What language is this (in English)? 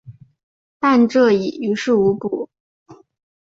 Chinese